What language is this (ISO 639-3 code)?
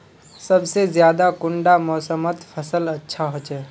mag